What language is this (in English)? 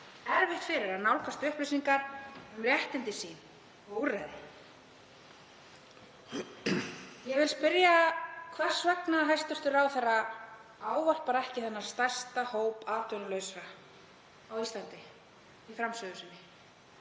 Icelandic